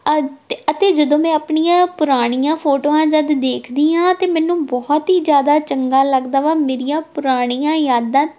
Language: Punjabi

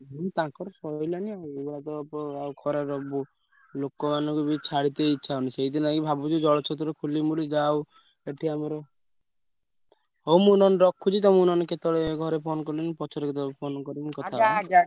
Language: Odia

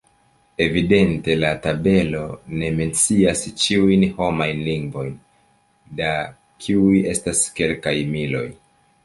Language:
Esperanto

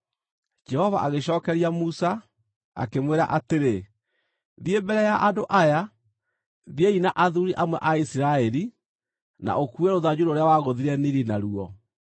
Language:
Kikuyu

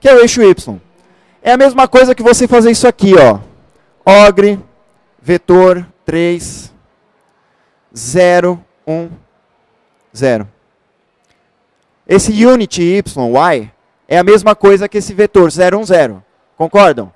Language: Portuguese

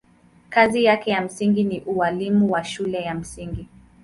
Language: Swahili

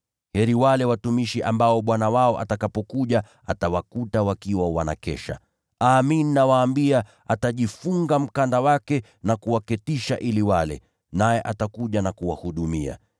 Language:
Swahili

